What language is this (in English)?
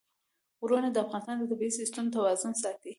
Pashto